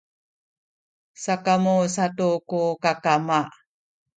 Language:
Sakizaya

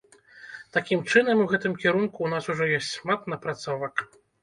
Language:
Belarusian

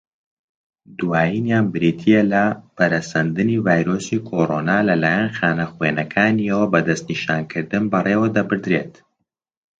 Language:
Central Kurdish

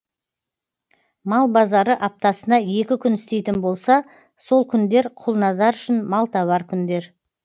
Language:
Kazakh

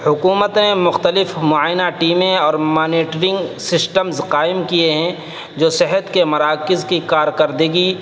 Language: Urdu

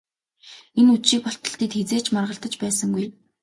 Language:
Mongolian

